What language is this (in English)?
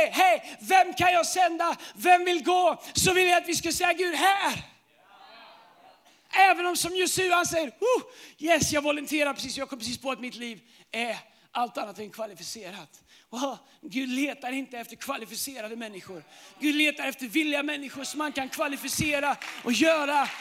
Swedish